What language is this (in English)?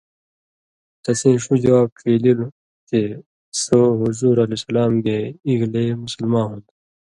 Indus Kohistani